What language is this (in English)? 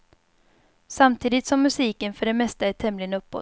Swedish